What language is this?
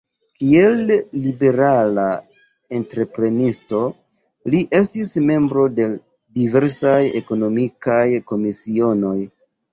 Esperanto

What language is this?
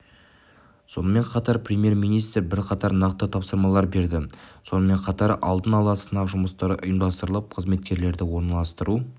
Kazakh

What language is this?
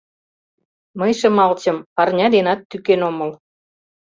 Mari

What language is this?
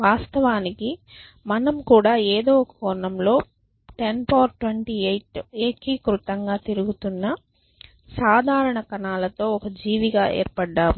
Telugu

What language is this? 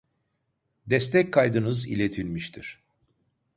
Turkish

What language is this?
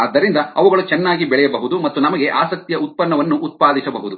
Kannada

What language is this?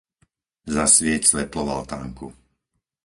Slovak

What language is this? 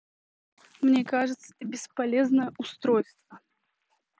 Russian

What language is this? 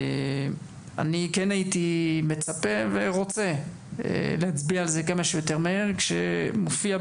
Hebrew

